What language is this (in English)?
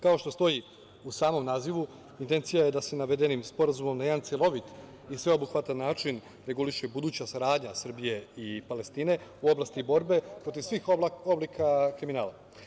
Serbian